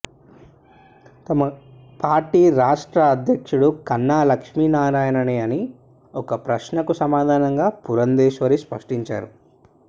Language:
Telugu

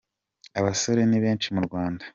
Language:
Kinyarwanda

